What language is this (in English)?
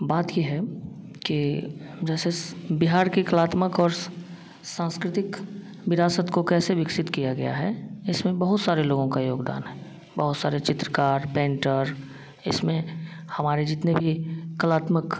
Hindi